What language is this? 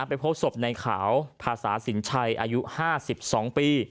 Thai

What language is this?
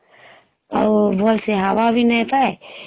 Odia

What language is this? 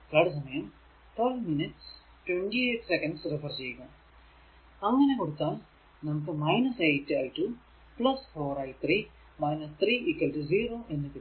Malayalam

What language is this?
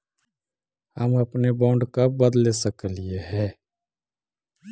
Magahi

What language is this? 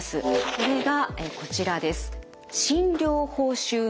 Japanese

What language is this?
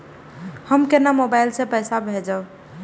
Maithili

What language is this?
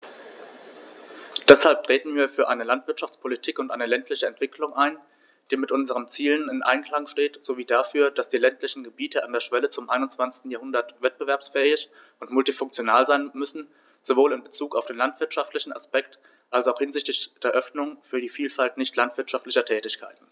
German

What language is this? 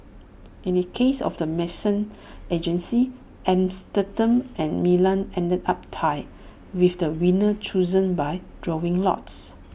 English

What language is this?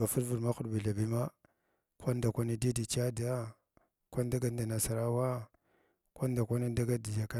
Glavda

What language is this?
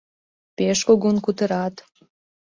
Mari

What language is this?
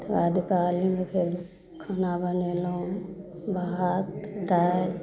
Maithili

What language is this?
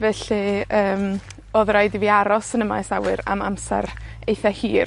Welsh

